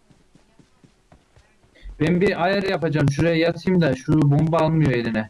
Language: Turkish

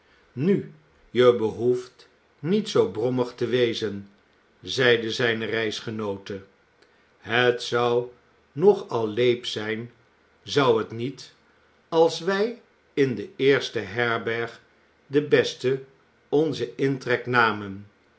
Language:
Dutch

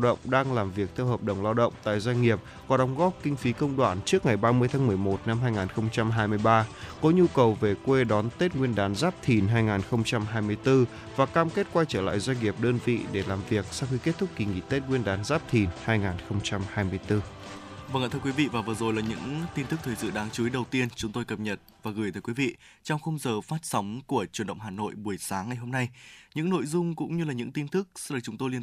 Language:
Vietnamese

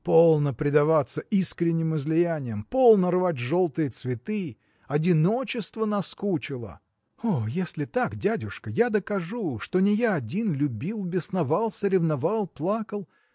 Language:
Russian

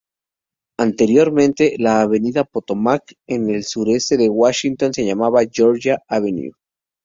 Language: Spanish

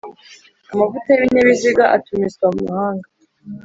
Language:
Kinyarwanda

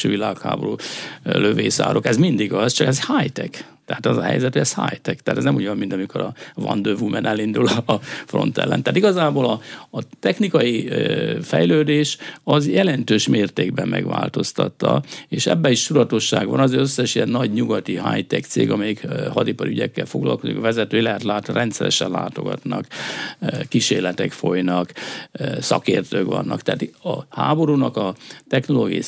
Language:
Hungarian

